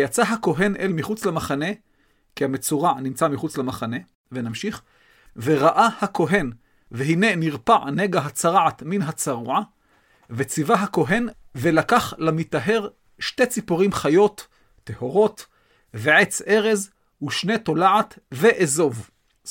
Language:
Hebrew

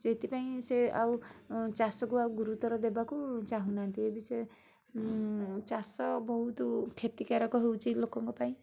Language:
Odia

